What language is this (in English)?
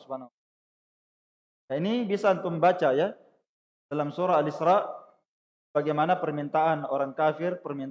Indonesian